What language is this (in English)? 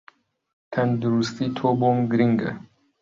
Central Kurdish